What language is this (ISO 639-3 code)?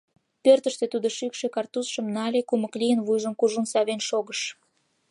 chm